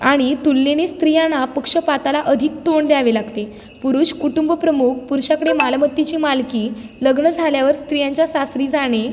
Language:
Marathi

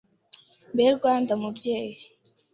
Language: Kinyarwanda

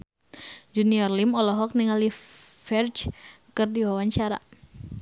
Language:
Sundanese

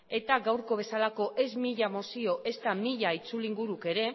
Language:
Basque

